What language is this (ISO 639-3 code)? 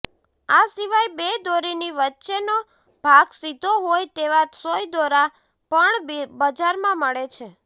guj